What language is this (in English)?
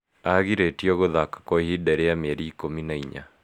Kikuyu